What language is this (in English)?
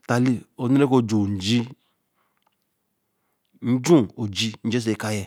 Eleme